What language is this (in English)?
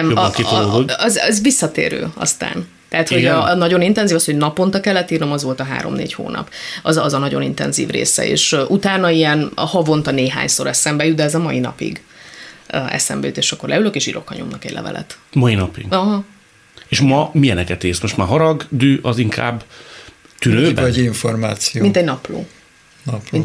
Hungarian